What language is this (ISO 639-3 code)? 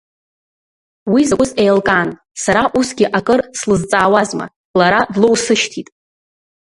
abk